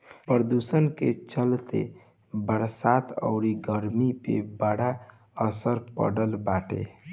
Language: Bhojpuri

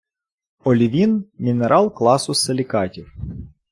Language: Ukrainian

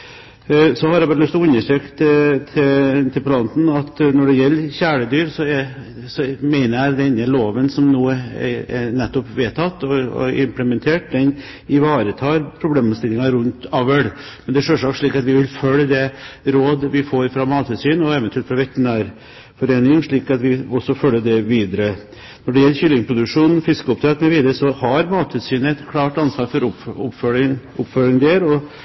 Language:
Norwegian Bokmål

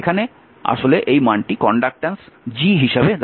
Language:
Bangla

